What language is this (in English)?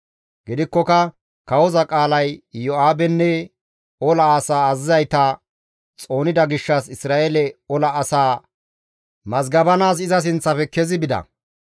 Gamo